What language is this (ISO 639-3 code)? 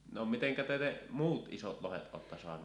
fin